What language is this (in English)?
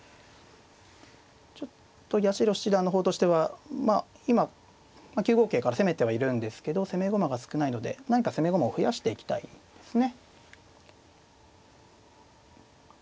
Japanese